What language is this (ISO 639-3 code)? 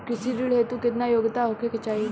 bho